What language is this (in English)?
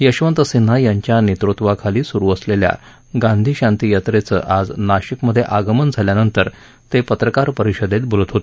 Marathi